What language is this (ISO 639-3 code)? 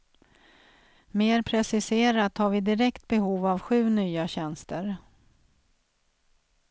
swe